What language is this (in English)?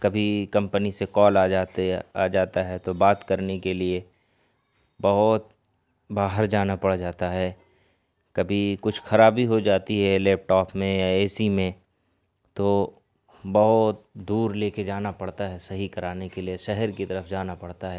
Urdu